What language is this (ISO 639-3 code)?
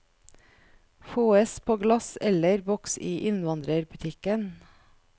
nor